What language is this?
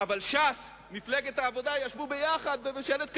Hebrew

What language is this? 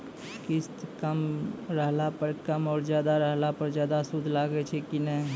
Maithili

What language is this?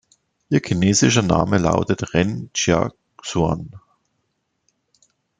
German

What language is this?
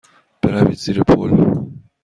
Persian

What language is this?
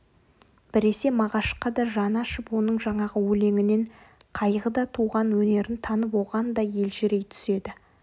Kazakh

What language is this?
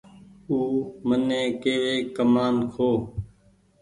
Goaria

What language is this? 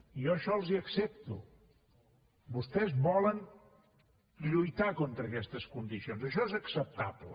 Catalan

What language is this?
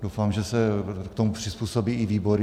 Czech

